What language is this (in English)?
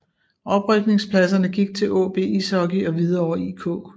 Danish